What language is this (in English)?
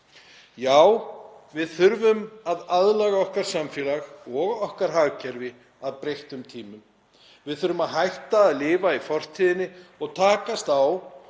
Icelandic